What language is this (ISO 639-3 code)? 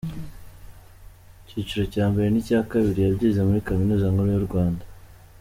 kin